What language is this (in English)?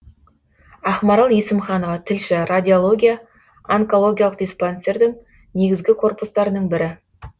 Kazakh